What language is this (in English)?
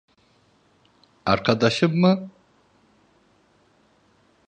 Turkish